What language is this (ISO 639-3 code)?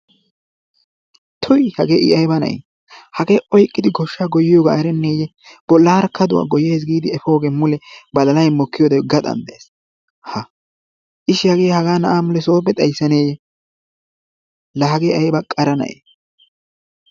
wal